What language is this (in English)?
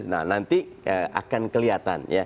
Indonesian